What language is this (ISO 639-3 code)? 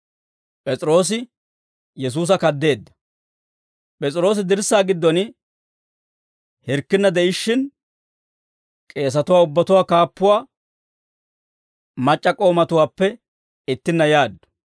dwr